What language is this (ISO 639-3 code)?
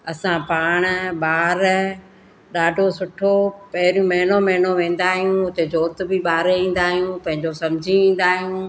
snd